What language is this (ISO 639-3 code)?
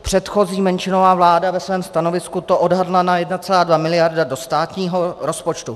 ces